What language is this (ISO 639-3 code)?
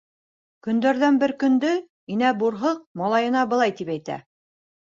bak